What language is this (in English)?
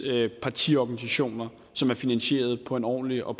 Danish